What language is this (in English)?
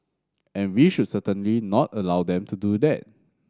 English